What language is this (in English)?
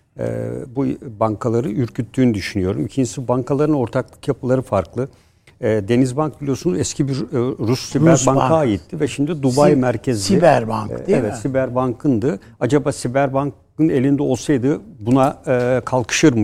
Turkish